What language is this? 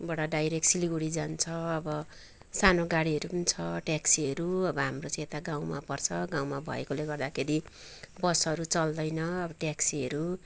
Nepali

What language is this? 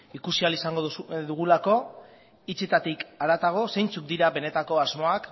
Basque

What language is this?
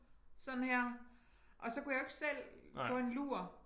Danish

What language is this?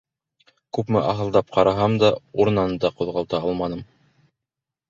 Bashkir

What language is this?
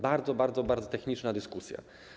Polish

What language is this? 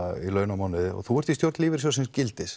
Icelandic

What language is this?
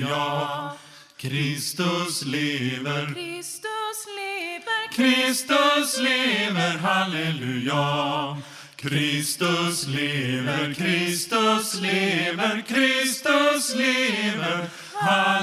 Swedish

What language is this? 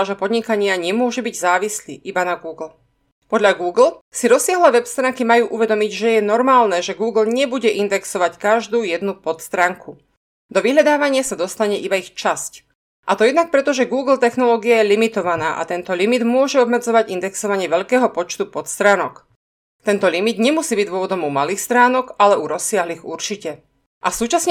Slovak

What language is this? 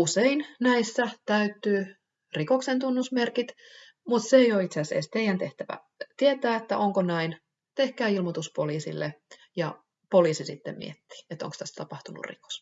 Finnish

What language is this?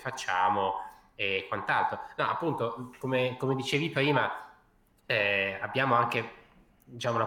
Italian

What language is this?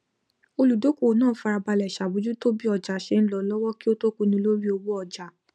Yoruba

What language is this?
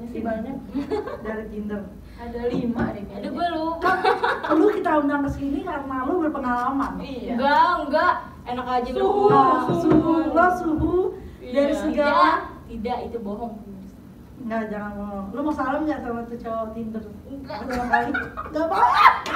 Indonesian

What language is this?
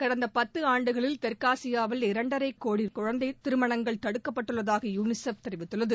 Tamil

